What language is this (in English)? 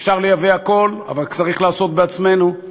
Hebrew